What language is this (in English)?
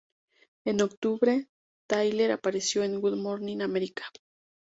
Spanish